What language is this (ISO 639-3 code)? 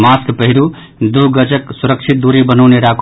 mai